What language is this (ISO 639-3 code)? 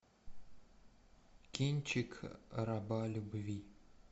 rus